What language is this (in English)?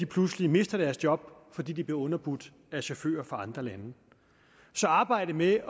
Danish